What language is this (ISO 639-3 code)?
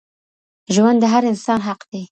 pus